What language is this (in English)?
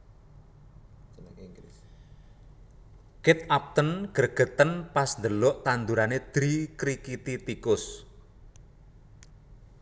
Javanese